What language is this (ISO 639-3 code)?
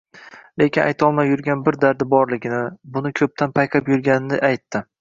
uzb